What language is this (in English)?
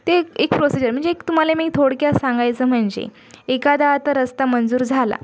Marathi